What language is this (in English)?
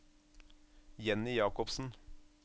Norwegian